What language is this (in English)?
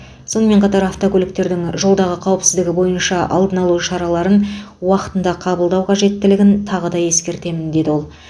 Kazakh